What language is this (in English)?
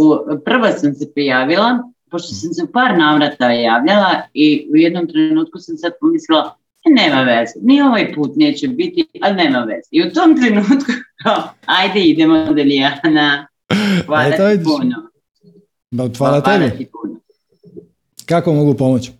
Croatian